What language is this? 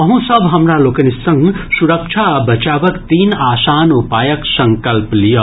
Maithili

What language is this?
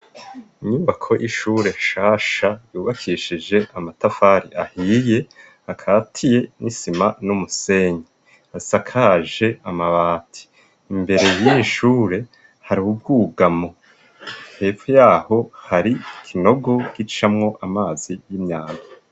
Rundi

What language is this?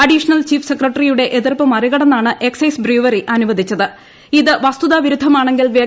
Malayalam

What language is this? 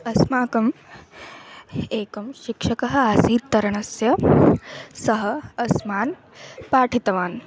Sanskrit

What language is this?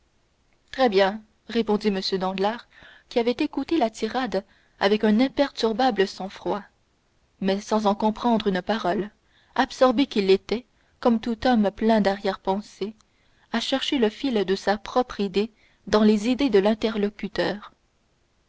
French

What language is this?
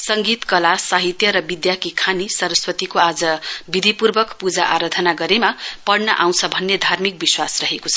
Nepali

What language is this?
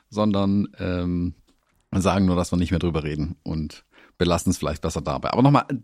German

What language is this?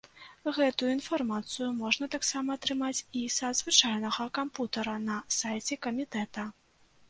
Belarusian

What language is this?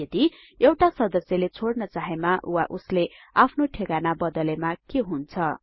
Nepali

